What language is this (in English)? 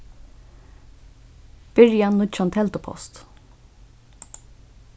Faroese